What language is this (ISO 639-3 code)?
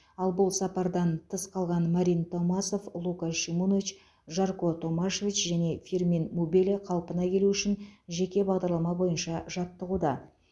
kaz